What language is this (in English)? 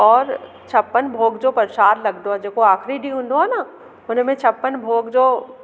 Sindhi